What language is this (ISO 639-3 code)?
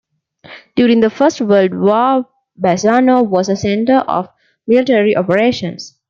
eng